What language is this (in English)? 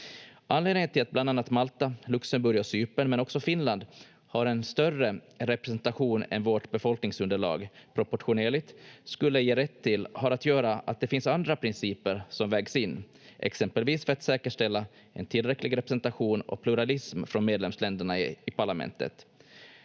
Finnish